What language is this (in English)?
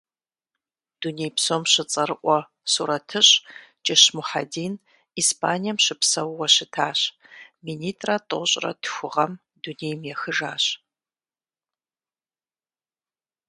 Kabardian